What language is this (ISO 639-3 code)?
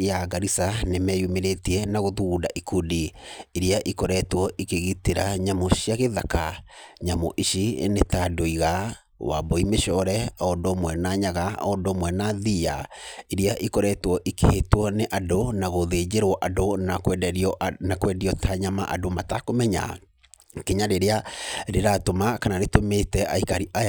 kik